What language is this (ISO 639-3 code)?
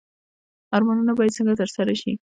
pus